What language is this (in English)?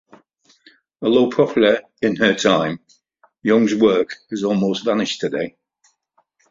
English